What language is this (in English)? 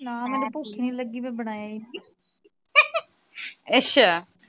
Punjabi